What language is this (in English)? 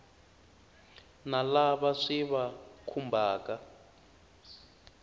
Tsonga